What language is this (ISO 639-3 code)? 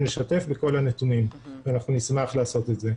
heb